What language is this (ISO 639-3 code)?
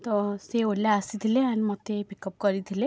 ori